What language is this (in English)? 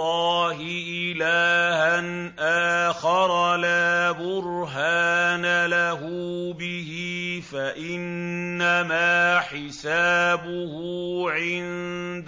Arabic